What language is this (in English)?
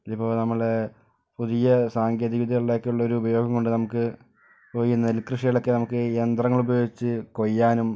Malayalam